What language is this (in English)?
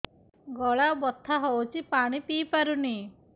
Odia